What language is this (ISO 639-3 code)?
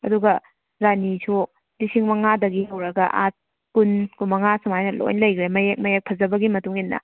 mni